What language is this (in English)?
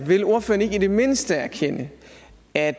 Danish